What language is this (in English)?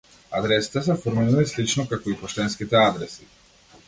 Macedonian